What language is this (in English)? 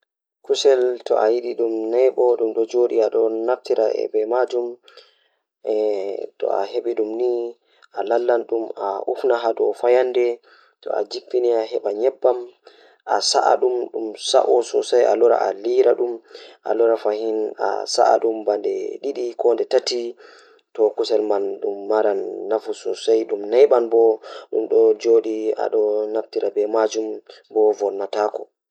Fula